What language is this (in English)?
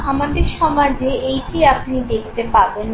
Bangla